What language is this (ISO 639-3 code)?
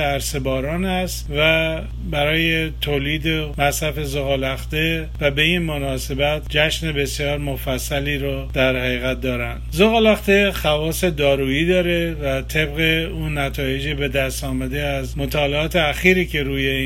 fas